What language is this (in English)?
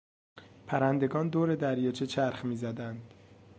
Persian